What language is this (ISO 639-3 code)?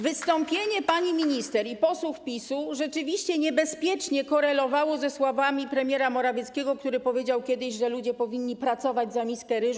pol